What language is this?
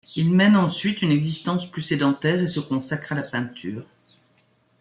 French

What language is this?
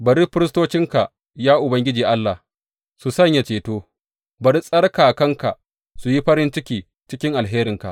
Hausa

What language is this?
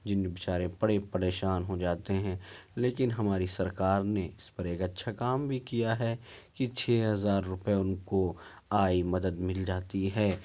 Urdu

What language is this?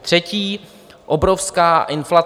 Czech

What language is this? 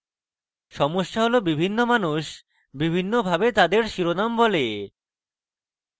Bangla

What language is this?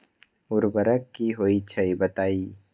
Magahi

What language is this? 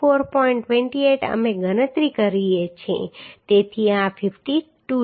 Gujarati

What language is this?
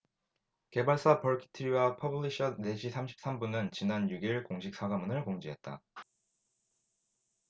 Korean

